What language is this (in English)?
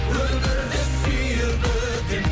Kazakh